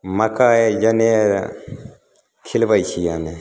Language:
Maithili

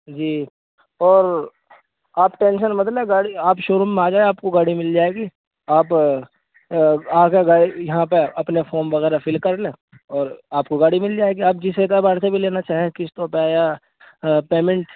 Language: Urdu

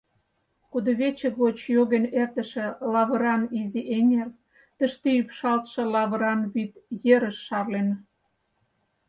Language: Mari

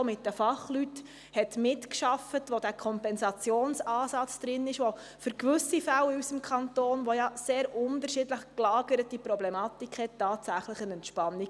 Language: Swiss German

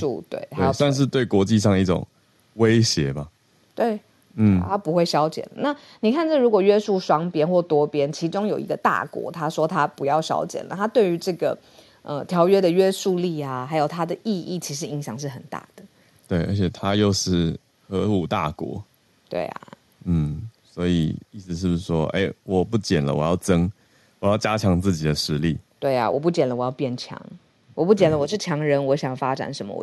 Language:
Chinese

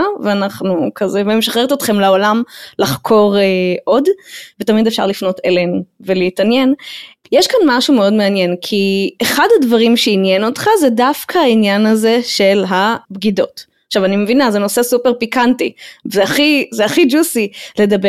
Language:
Hebrew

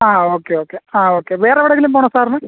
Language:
Malayalam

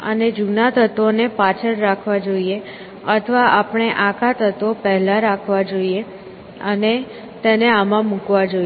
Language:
Gujarati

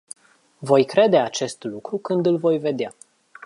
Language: Romanian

